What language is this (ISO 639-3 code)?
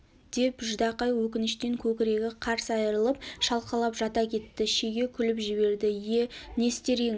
kaz